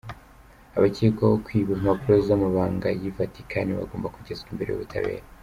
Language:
Kinyarwanda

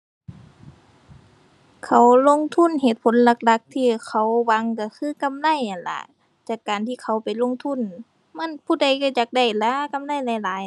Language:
Thai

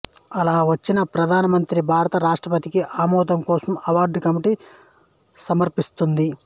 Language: Telugu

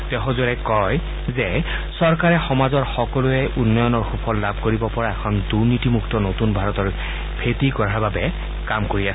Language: Assamese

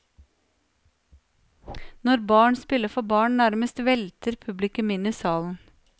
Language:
Norwegian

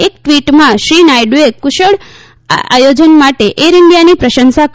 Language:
Gujarati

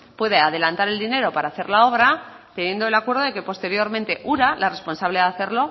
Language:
Spanish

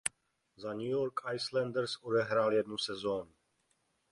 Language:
Czech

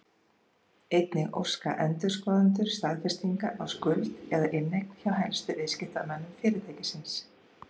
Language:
Icelandic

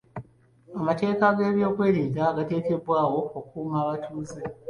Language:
Ganda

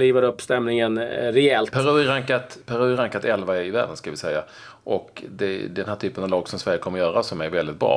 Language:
Swedish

